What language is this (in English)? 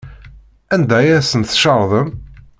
Kabyle